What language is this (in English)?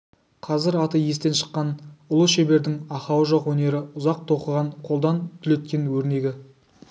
Kazakh